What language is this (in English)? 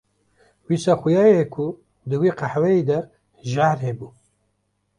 Kurdish